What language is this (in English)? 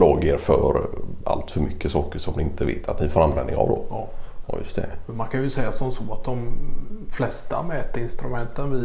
Swedish